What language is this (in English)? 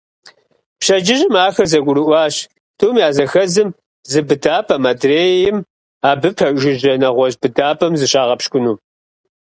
Kabardian